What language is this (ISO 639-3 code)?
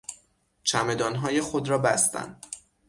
fas